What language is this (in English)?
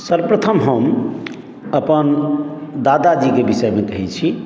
Maithili